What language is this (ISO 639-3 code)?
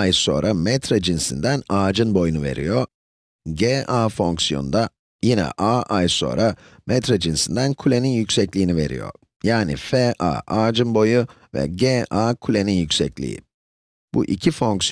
tur